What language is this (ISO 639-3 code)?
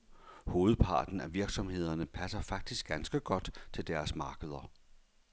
dan